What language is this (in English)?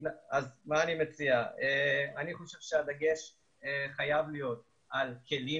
Hebrew